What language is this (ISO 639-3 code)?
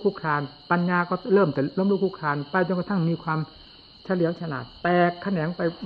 tha